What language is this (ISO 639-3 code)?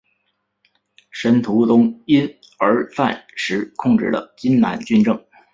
zho